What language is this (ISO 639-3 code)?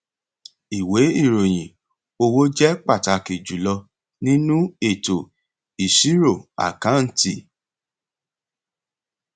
yor